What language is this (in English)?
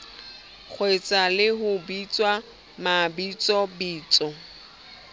Southern Sotho